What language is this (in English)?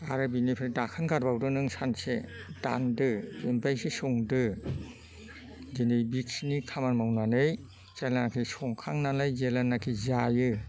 Bodo